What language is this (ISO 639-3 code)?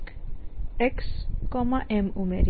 guj